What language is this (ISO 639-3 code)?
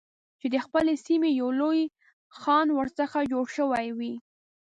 pus